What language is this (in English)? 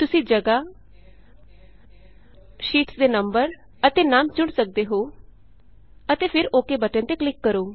Punjabi